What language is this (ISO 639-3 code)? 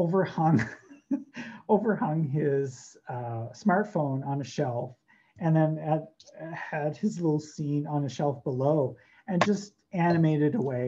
eng